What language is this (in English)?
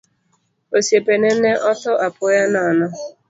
Luo (Kenya and Tanzania)